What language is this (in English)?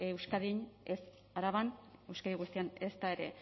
Basque